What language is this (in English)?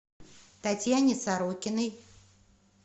Russian